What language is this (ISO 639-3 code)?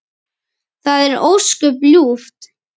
isl